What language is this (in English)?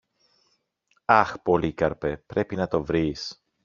Greek